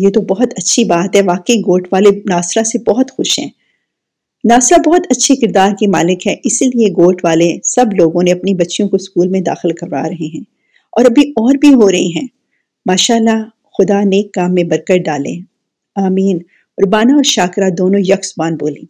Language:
Urdu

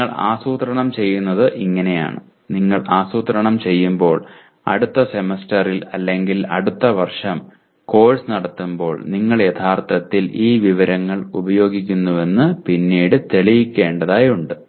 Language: Malayalam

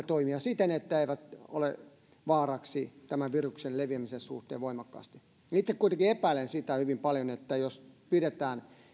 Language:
Finnish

